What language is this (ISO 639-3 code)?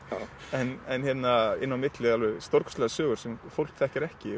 isl